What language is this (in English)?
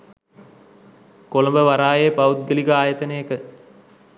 Sinhala